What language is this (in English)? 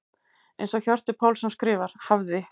Icelandic